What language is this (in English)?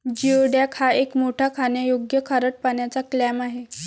Marathi